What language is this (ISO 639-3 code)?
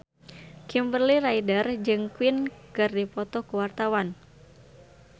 sun